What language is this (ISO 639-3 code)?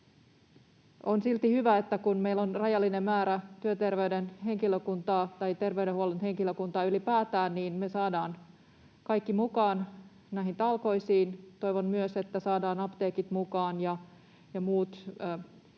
fin